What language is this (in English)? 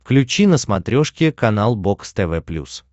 Russian